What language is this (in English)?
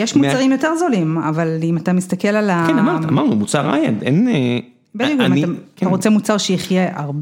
Hebrew